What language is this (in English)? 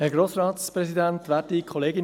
Swiss German